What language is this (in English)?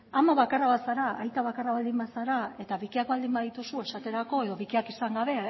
Basque